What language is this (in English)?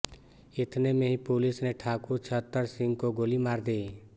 Hindi